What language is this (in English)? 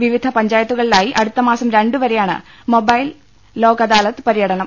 Malayalam